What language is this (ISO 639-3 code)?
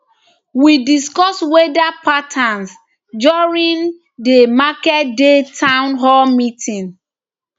pcm